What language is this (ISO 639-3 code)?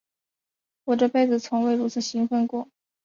zho